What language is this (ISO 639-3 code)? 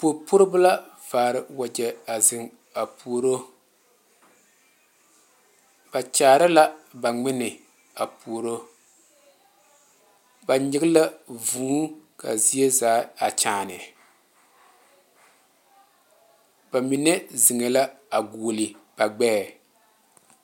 dga